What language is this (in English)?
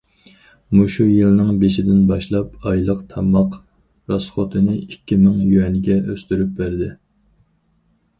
Uyghur